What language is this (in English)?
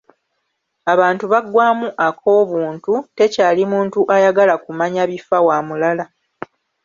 Ganda